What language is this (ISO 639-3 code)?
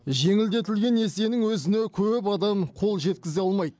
kaz